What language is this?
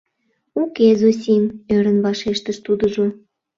Mari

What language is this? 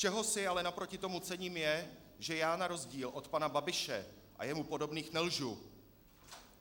Czech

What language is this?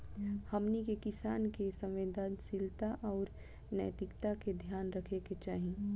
Bhojpuri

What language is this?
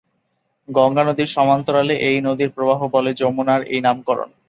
Bangla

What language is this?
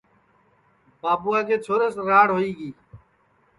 Sansi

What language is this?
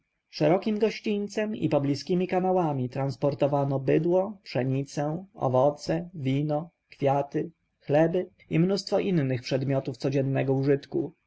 Polish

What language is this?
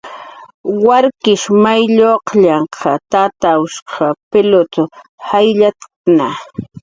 Jaqaru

